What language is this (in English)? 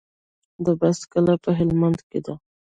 Pashto